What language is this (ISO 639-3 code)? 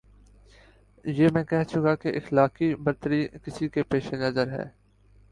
urd